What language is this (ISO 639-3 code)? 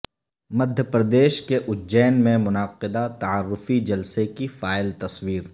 urd